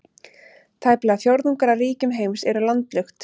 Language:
Icelandic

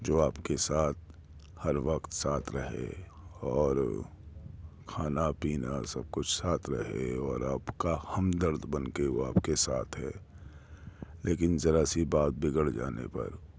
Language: Urdu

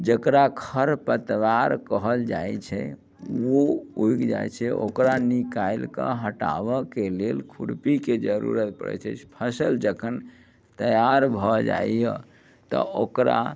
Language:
Maithili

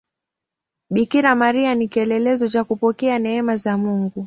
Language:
Swahili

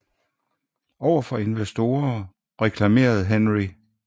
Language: Danish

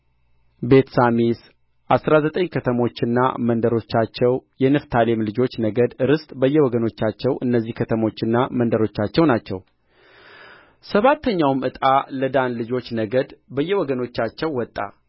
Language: Amharic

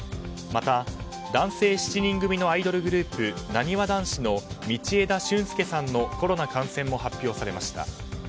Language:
Japanese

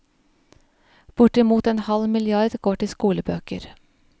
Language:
Norwegian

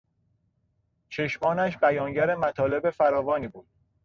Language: Persian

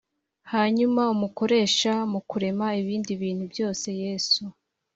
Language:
Kinyarwanda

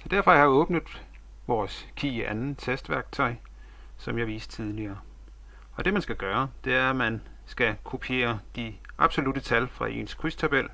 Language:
Danish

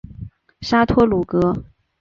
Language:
Chinese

